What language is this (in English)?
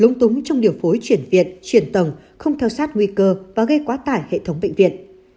Vietnamese